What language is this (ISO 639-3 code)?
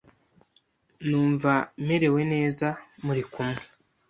kin